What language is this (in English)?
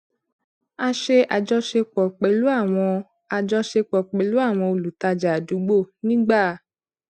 Yoruba